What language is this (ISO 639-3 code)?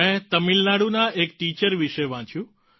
guj